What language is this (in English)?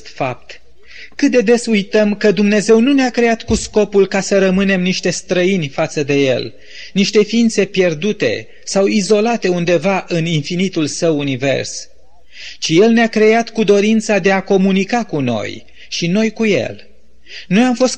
Romanian